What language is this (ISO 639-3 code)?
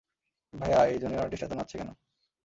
ben